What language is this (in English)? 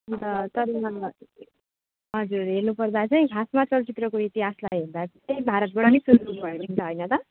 Nepali